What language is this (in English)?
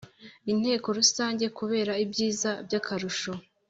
Kinyarwanda